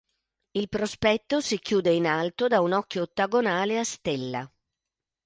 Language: Italian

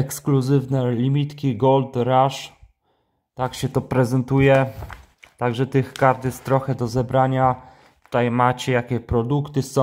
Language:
Polish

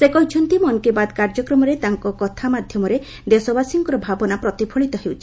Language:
Odia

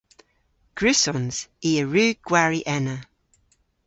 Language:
Cornish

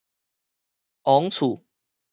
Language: Min Nan Chinese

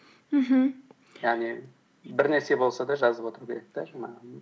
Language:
Kazakh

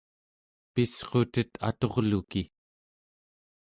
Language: Central Yupik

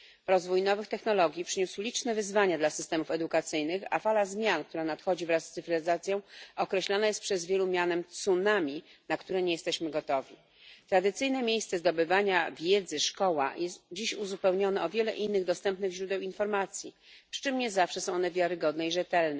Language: Polish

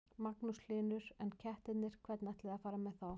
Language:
Icelandic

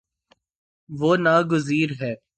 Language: Urdu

